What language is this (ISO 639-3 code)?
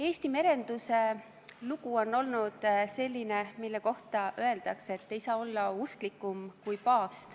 est